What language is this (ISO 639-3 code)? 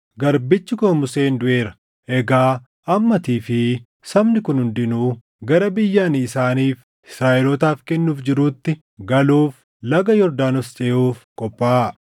orm